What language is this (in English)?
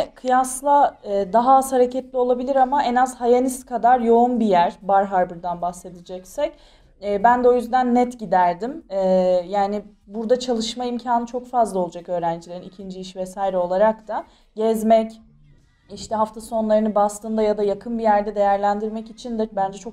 Turkish